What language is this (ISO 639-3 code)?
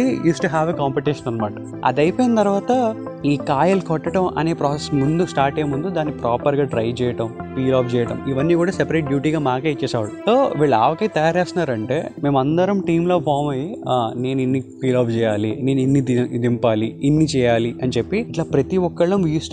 tel